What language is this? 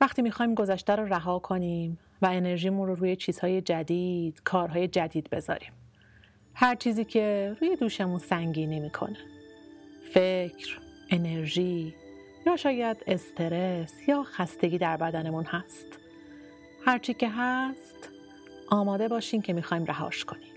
Persian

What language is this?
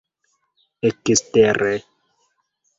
Esperanto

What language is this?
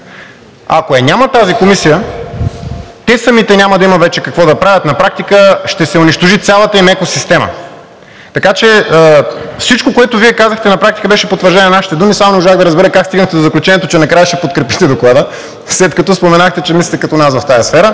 Bulgarian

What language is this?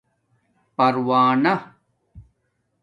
Domaaki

